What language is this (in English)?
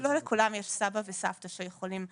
Hebrew